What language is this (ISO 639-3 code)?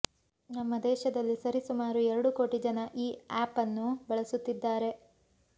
kan